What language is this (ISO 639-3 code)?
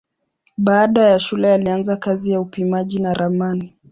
swa